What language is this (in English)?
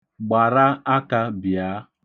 Igbo